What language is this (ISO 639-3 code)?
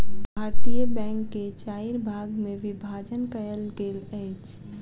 mai